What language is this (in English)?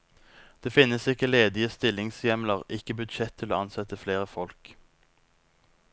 Norwegian